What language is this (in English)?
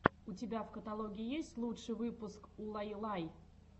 Russian